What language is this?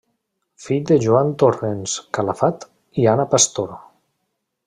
Catalan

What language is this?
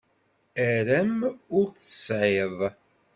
Kabyle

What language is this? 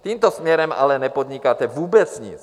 Czech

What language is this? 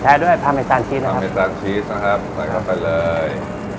Thai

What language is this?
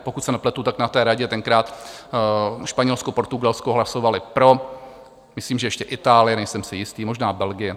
Czech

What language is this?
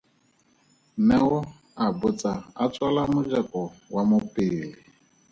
Tswana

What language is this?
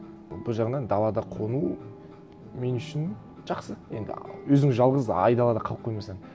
Kazakh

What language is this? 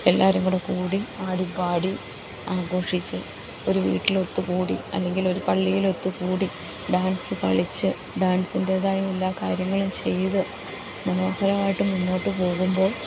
Malayalam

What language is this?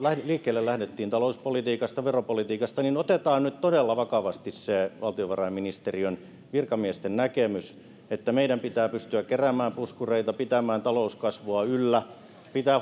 Finnish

